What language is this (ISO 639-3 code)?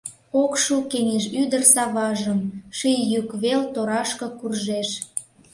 chm